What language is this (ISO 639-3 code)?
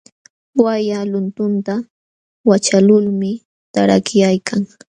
qxw